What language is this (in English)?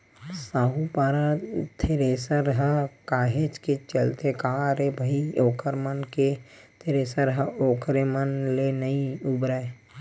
Chhattisgarhi